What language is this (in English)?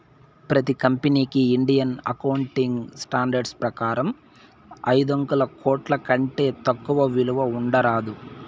Telugu